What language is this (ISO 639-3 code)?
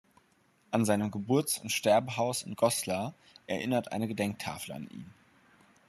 deu